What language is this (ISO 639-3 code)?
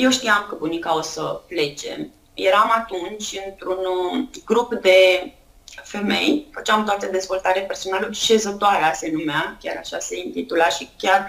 ron